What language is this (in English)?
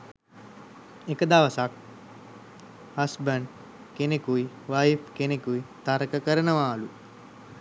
Sinhala